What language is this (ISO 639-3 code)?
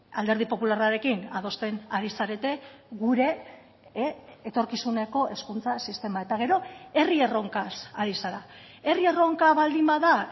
eus